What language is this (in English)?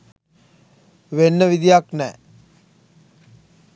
Sinhala